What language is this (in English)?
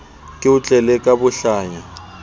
Southern Sotho